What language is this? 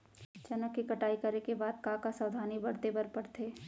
Chhattisgarhi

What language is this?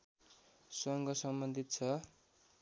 Nepali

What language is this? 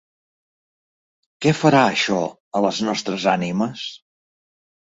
Catalan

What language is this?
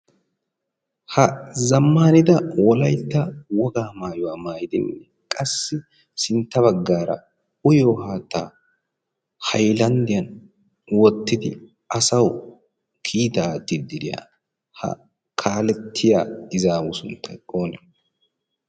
Wolaytta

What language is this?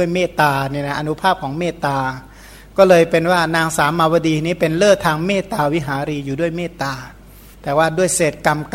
Thai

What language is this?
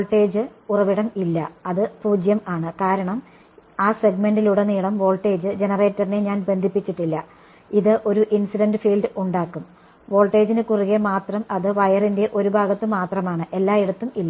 Malayalam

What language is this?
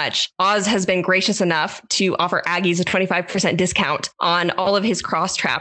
English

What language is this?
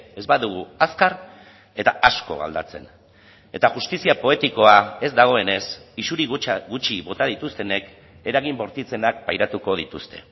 Basque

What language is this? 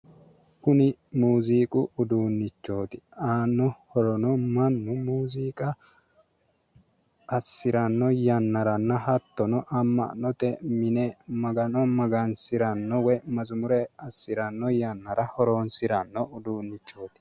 Sidamo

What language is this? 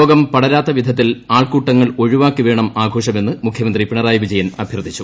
Malayalam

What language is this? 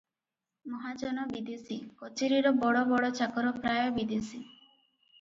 Odia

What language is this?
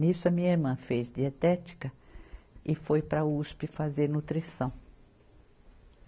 Portuguese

